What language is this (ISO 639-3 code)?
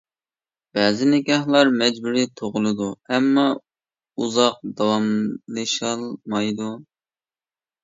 uig